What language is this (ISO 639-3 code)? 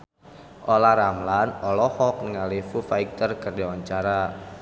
sun